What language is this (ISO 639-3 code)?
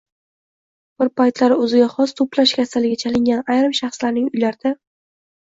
uzb